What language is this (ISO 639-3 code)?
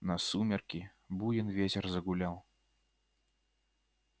rus